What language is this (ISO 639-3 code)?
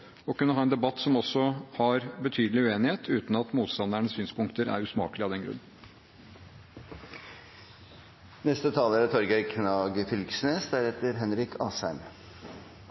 nob